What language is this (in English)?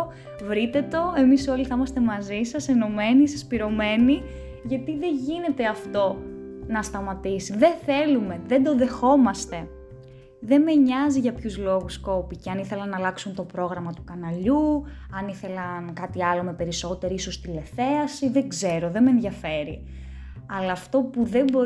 Greek